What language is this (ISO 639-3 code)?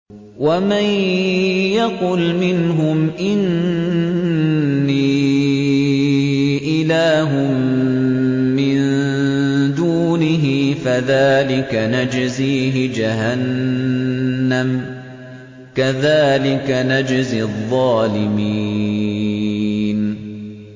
ara